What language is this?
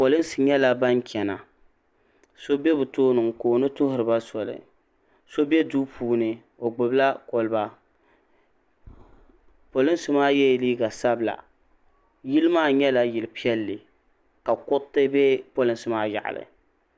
Dagbani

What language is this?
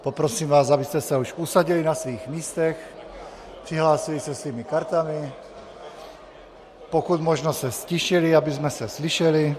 Czech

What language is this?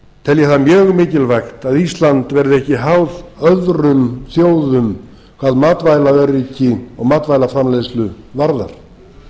Icelandic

